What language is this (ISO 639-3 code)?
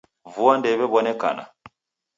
dav